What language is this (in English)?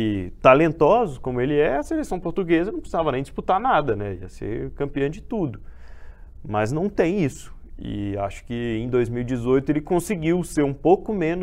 Portuguese